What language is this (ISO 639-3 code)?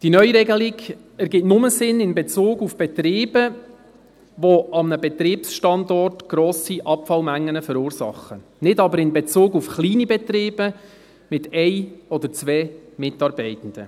gsw